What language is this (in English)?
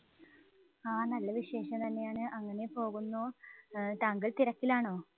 Malayalam